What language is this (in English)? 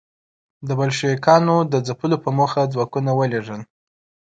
Pashto